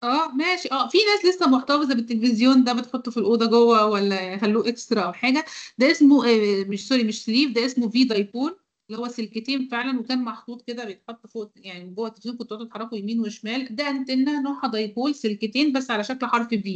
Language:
Arabic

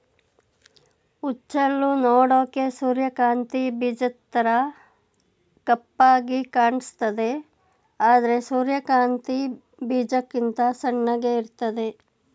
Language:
Kannada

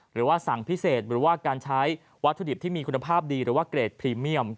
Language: Thai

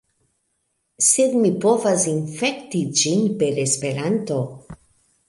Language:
Esperanto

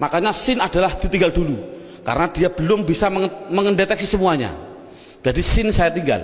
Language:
Indonesian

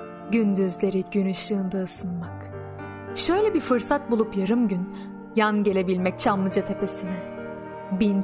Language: Turkish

